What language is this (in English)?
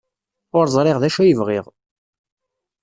Kabyle